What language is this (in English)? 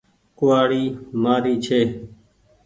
Goaria